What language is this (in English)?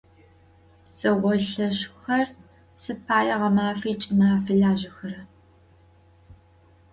Adyghe